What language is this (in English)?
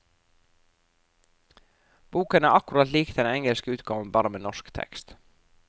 Norwegian